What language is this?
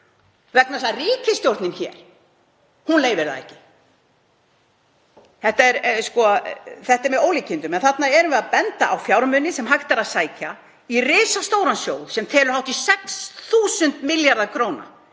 Icelandic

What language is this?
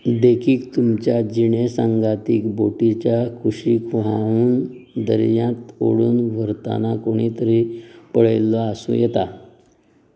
Konkani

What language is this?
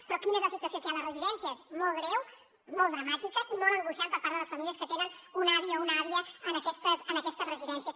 Catalan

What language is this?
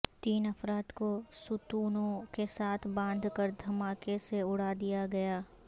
Urdu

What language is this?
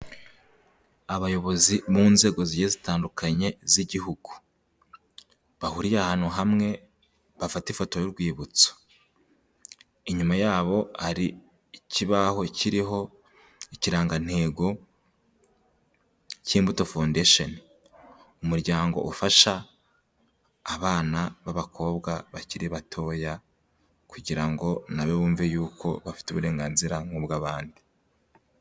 Kinyarwanda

